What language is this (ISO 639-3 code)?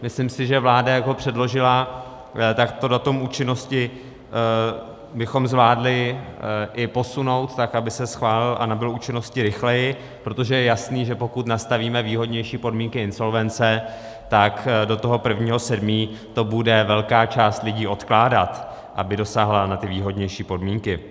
ces